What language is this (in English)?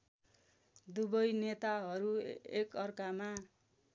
Nepali